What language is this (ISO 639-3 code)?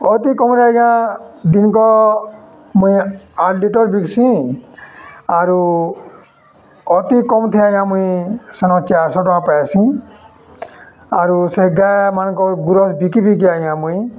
ori